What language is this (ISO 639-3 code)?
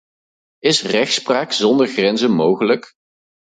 nld